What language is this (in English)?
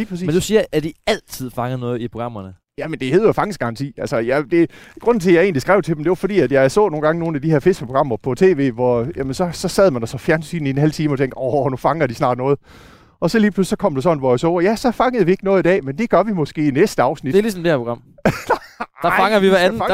Danish